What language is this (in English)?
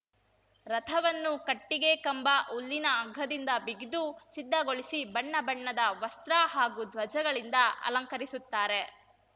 Kannada